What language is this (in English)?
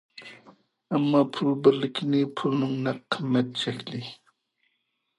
Uyghur